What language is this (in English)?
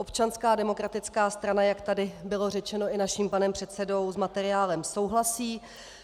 Czech